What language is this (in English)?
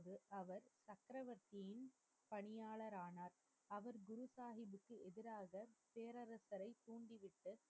Tamil